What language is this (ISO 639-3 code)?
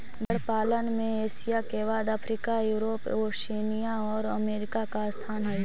mag